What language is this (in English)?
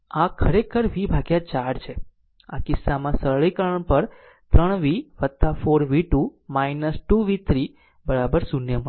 Gujarati